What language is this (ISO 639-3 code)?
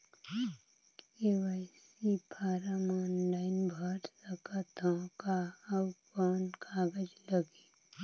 hne